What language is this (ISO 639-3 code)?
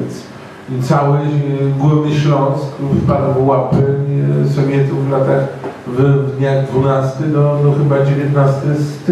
pol